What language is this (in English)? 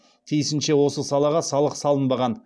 Kazakh